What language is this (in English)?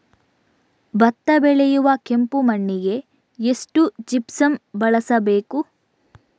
Kannada